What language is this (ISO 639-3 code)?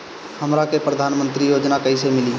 bho